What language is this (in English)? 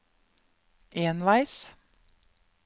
Norwegian